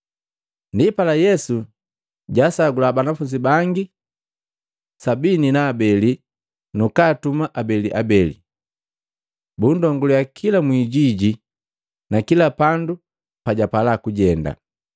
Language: Matengo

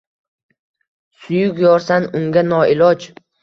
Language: Uzbek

